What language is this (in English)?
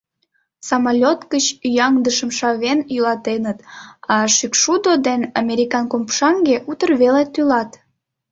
Mari